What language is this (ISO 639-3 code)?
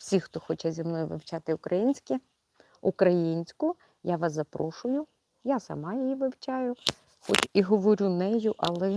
ukr